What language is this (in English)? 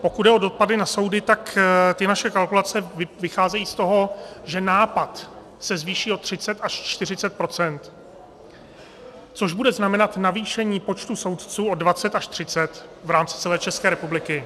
Czech